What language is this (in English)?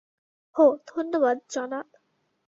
Bangla